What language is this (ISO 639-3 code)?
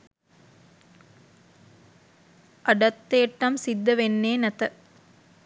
sin